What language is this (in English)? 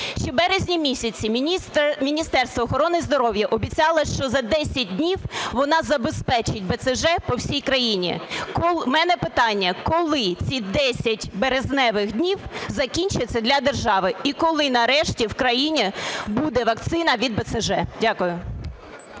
Ukrainian